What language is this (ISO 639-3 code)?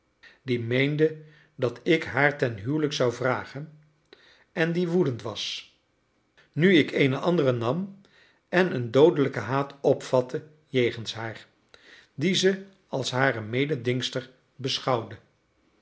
nld